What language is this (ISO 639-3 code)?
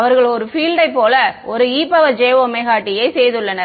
tam